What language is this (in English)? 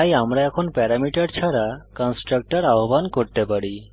Bangla